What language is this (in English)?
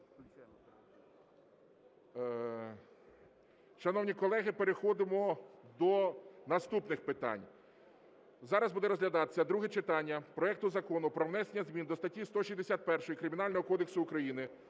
Ukrainian